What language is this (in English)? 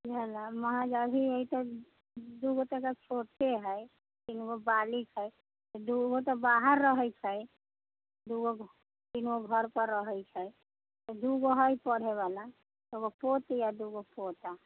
Maithili